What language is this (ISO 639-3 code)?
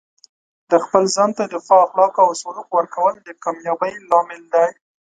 pus